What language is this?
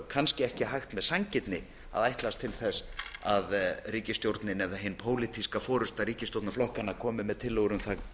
Icelandic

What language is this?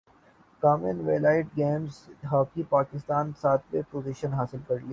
Urdu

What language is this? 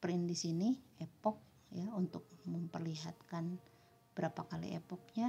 Indonesian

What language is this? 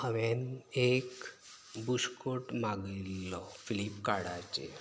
Konkani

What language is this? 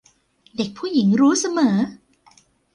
Thai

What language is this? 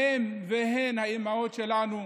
Hebrew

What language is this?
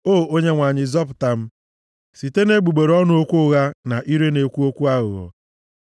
Igbo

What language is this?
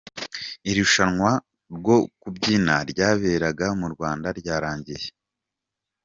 Kinyarwanda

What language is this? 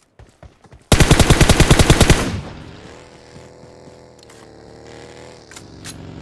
English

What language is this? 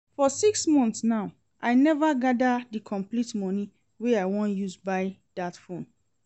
Nigerian Pidgin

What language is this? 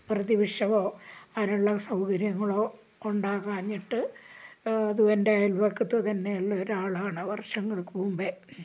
Malayalam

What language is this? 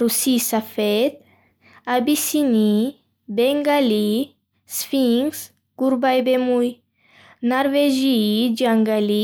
Bukharic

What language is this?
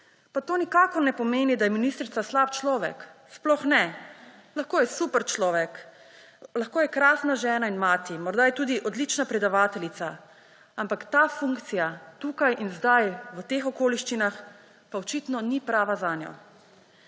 Slovenian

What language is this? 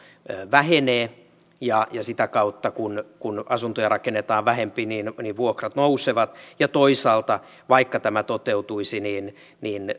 Finnish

